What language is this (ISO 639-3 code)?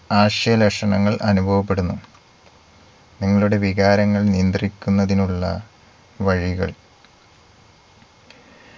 mal